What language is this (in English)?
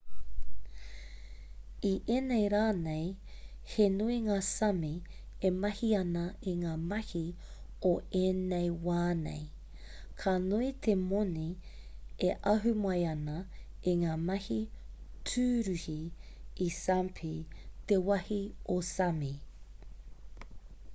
Māori